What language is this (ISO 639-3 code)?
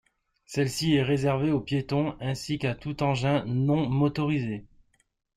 fra